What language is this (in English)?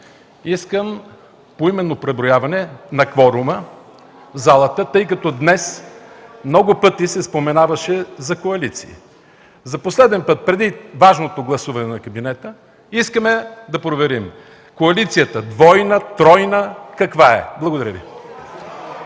Bulgarian